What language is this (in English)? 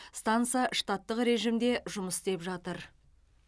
Kazakh